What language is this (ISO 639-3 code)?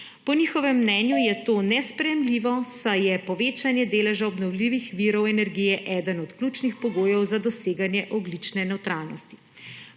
slv